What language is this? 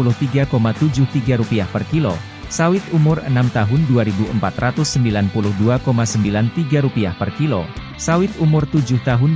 Indonesian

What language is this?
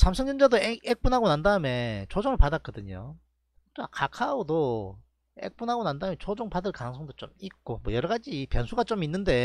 Korean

